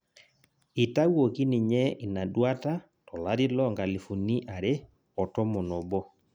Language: Masai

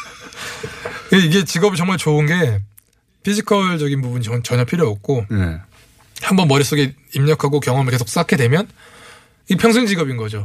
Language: Korean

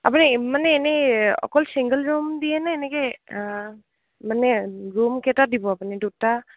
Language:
Assamese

